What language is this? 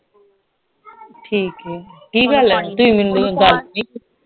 Punjabi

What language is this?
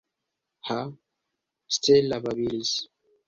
Esperanto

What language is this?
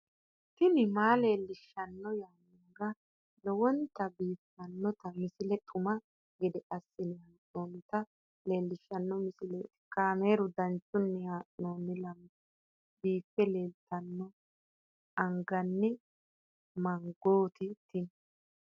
Sidamo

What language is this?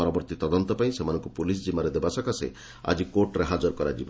Odia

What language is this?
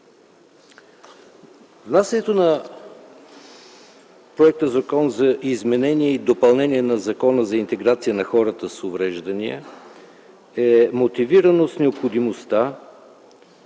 Bulgarian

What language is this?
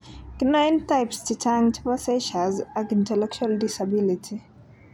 Kalenjin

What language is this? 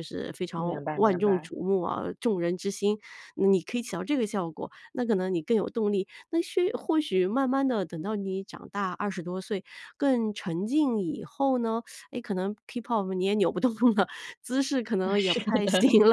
Chinese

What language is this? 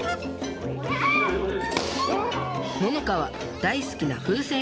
Japanese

